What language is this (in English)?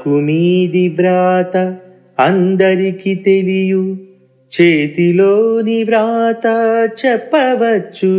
Telugu